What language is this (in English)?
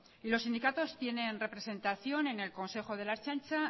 Spanish